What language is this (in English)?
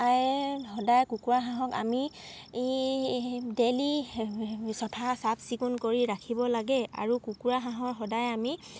Assamese